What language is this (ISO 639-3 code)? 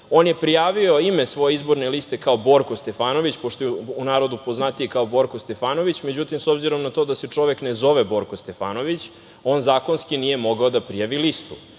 srp